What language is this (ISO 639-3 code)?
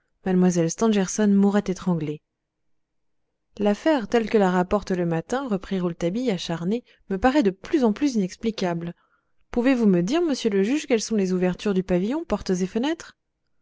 fra